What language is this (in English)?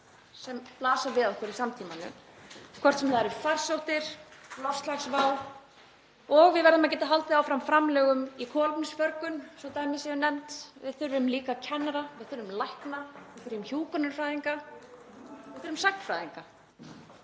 Icelandic